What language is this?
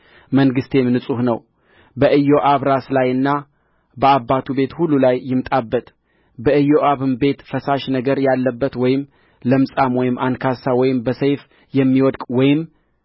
Amharic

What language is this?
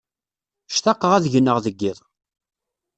Kabyle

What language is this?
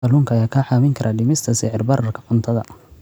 Somali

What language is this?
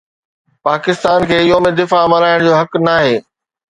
Sindhi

